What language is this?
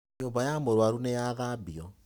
Kikuyu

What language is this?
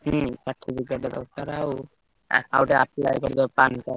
Odia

